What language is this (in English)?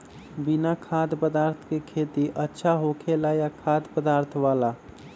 Magahi